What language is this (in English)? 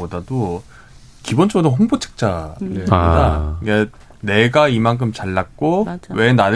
Korean